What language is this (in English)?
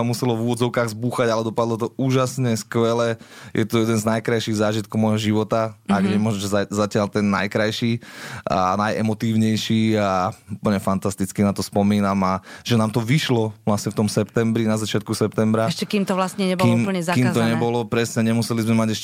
Slovak